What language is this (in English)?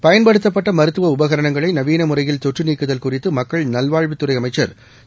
Tamil